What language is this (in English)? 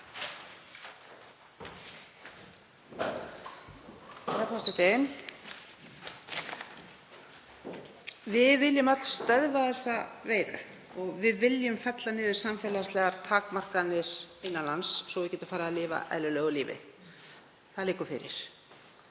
Icelandic